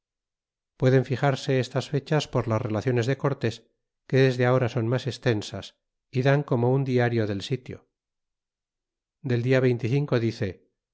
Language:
Spanish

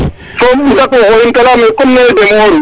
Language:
Serer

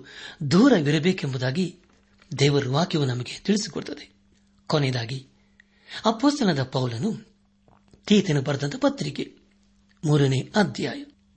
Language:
Kannada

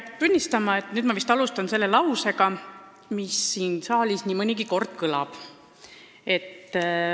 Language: Estonian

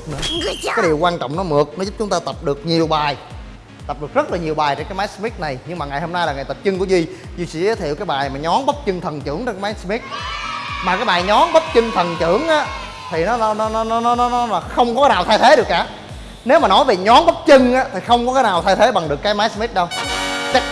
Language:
Vietnamese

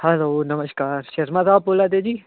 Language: Dogri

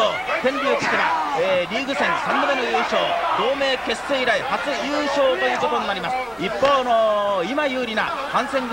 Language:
Japanese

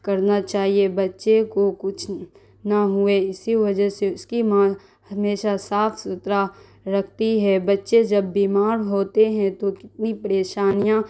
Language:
Urdu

